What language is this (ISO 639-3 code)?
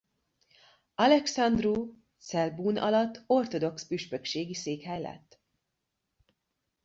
hun